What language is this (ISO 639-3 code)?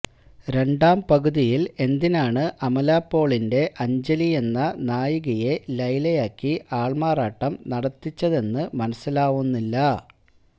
mal